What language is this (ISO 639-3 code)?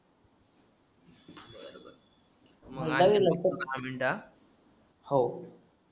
mar